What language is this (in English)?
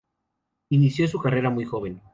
Spanish